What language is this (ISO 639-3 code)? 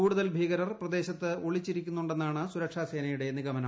mal